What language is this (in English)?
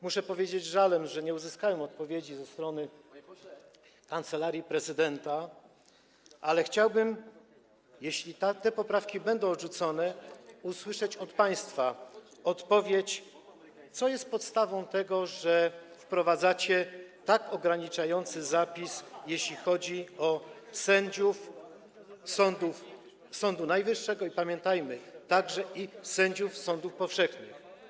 Polish